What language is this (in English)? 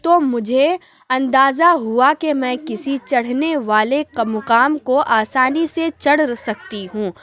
Urdu